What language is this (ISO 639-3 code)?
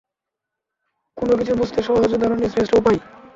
ben